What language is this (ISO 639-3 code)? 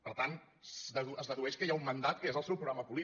cat